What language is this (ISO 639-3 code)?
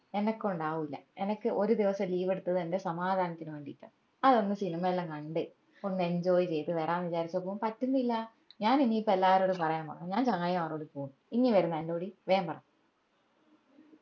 mal